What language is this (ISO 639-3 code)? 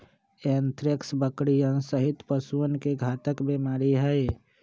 mag